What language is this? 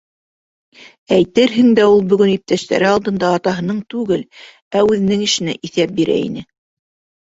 Bashkir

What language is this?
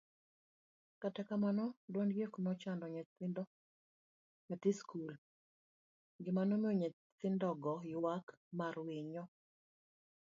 Luo (Kenya and Tanzania)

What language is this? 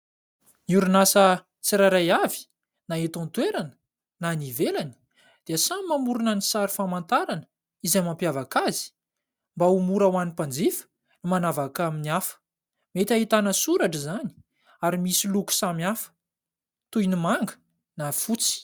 Malagasy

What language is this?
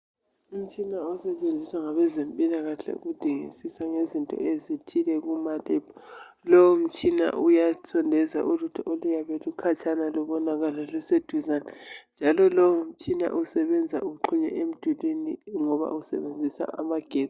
North Ndebele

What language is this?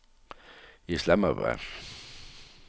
Danish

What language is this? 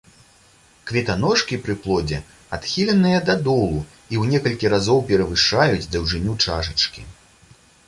Belarusian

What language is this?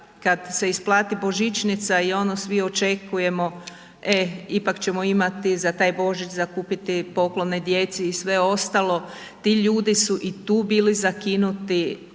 Croatian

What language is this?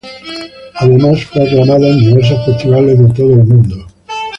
Spanish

